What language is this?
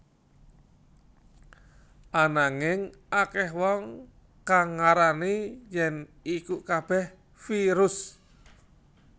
Javanese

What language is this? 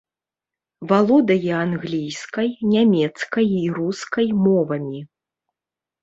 Belarusian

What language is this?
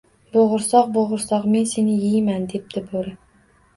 Uzbek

